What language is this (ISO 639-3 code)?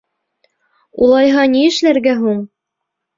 bak